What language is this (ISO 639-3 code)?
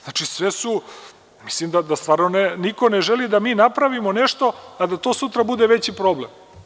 srp